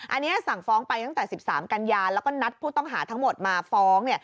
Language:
Thai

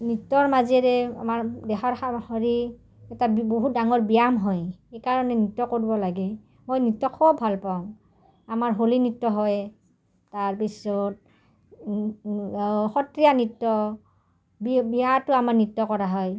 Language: Assamese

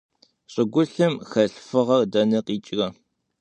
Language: Kabardian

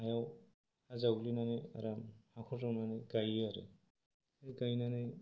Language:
Bodo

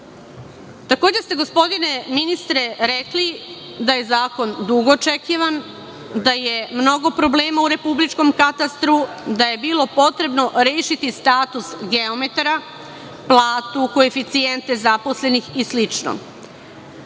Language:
Serbian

